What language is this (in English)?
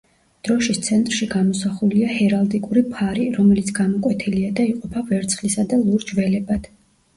Georgian